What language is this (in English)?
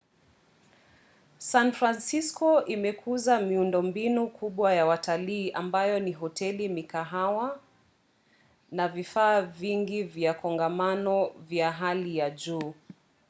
Swahili